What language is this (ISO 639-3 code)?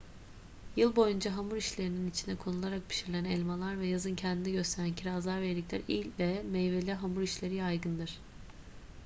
tur